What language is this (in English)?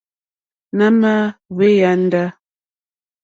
Mokpwe